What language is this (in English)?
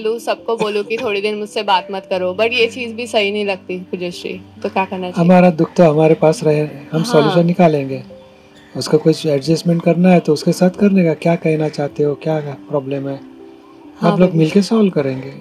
Gujarati